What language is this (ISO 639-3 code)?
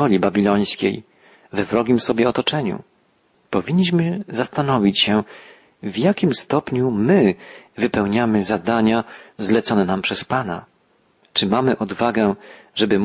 pol